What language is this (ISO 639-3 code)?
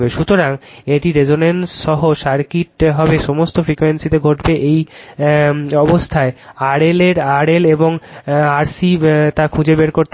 ben